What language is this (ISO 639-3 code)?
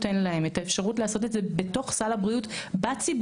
heb